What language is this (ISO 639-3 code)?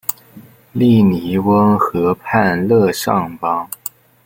zho